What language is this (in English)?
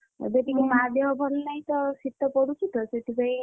Odia